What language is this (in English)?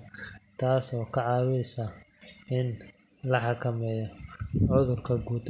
Somali